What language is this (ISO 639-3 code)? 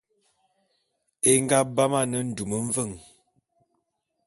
bum